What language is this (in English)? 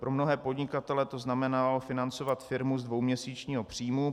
Czech